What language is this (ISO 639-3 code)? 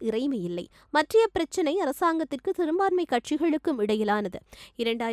hin